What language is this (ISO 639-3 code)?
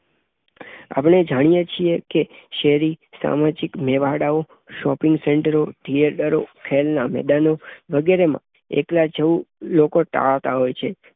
guj